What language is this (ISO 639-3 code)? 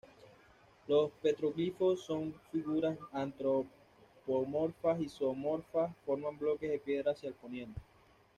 spa